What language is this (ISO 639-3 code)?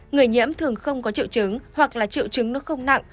vie